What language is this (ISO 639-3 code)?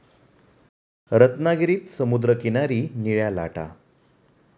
mar